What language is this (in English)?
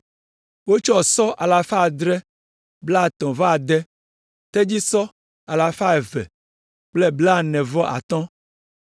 Ewe